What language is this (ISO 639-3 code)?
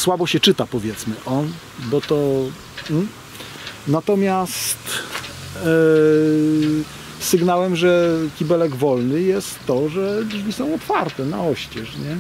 pol